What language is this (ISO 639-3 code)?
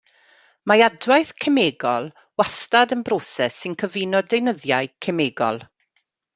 cym